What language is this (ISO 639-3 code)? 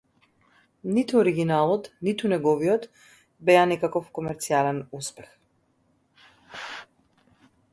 eng